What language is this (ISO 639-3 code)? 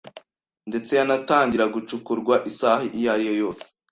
kin